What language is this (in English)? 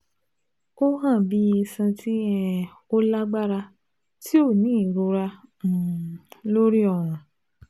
Yoruba